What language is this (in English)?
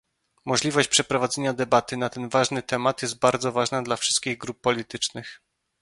Polish